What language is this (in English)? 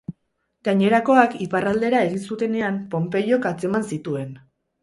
Basque